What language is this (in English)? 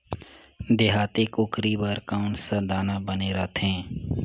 Chhattisgarhi